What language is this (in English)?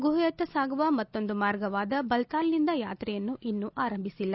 Kannada